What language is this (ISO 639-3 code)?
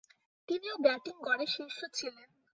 ben